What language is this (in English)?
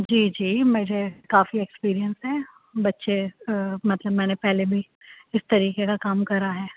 Urdu